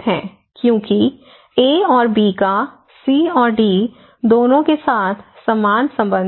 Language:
Hindi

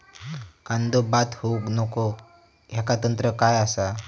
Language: Marathi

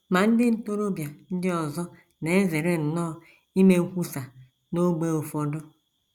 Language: Igbo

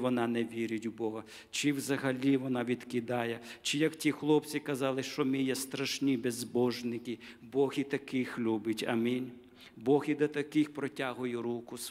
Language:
Ukrainian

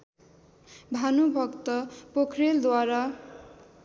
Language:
Nepali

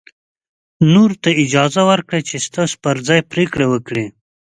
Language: Pashto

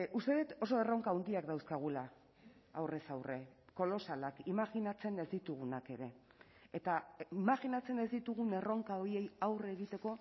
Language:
Basque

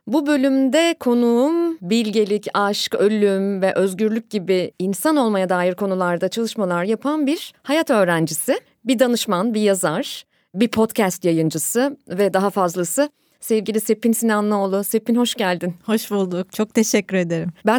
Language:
Turkish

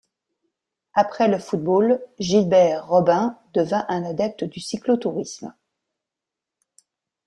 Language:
French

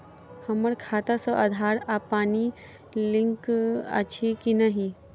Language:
Maithili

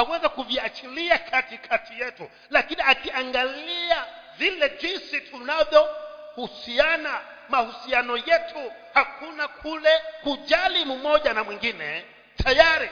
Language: Swahili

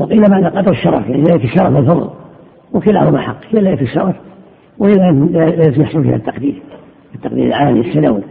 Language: Arabic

